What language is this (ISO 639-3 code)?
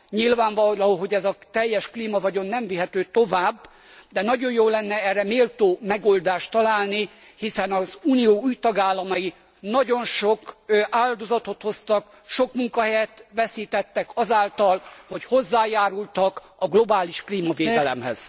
hun